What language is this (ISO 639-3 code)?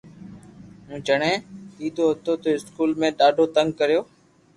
lrk